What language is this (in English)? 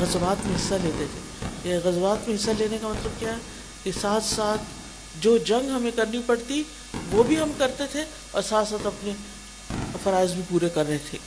Urdu